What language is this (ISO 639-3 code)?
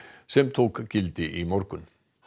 isl